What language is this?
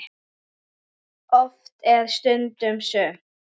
Icelandic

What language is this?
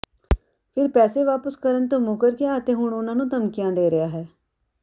Punjabi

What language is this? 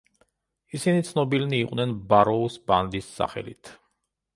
Georgian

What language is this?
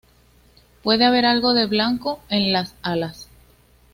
Spanish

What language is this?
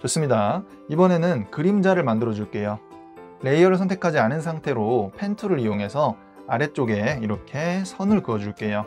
Korean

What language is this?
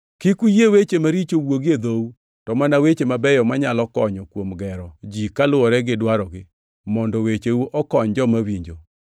Luo (Kenya and Tanzania)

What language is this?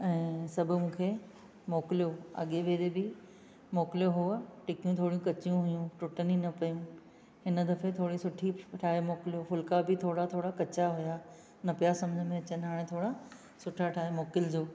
Sindhi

